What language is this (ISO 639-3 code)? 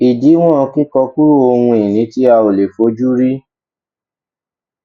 yor